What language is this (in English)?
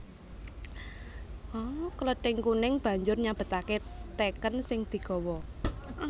Javanese